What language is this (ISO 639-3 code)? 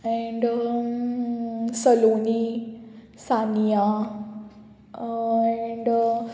kok